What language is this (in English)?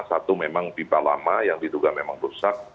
Indonesian